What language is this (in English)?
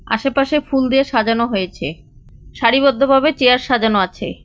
Bangla